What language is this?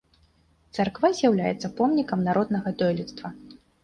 Belarusian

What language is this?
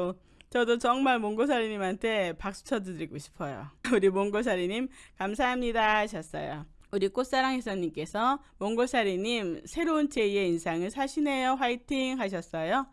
Korean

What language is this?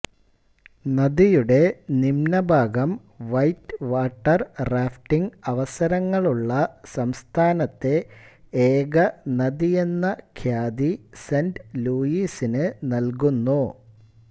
Malayalam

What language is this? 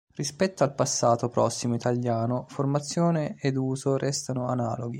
Italian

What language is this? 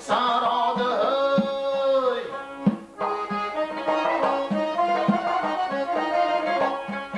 Turkish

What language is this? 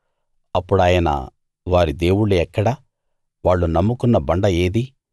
Telugu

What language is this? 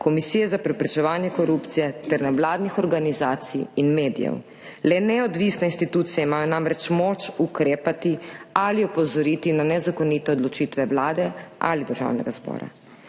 Slovenian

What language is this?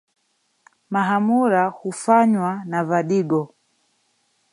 Swahili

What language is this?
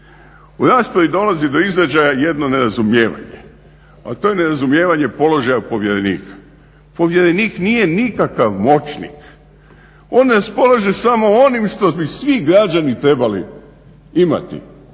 Croatian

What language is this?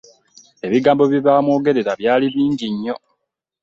Ganda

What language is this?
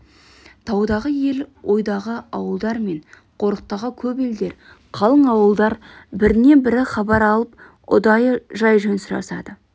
Kazakh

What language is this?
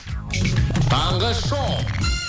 Kazakh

